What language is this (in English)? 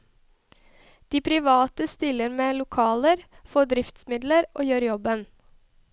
Norwegian